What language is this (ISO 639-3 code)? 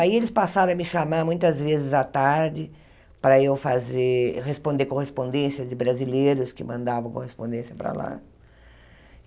por